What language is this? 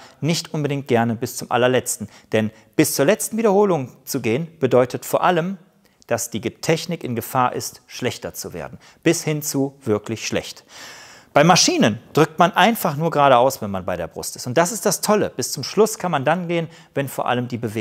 German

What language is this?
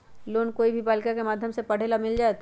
Magahi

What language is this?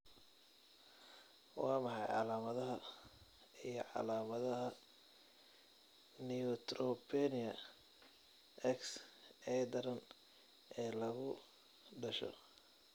Somali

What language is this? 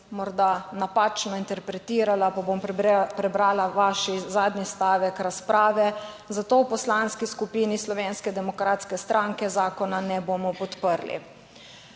Slovenian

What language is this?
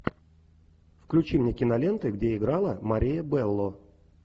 Russian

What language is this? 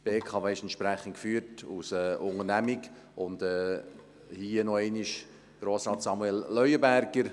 Swiss German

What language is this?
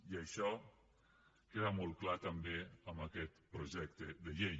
Catalan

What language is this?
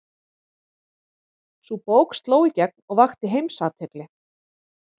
Icelandic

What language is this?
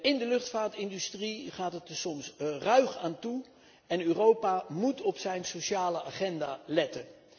Dutch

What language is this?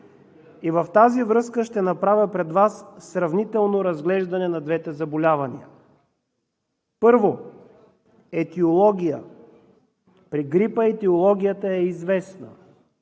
Bulgarian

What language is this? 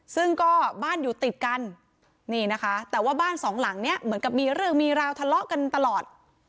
Thai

